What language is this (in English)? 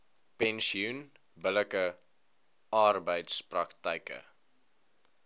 Afrikaans